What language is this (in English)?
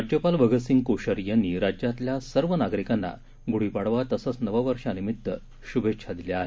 Marathi